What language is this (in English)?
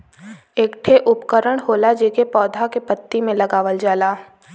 Bhojpuri